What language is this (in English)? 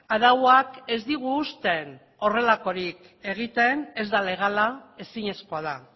Basque